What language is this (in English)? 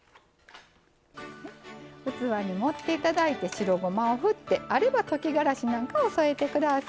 Japanese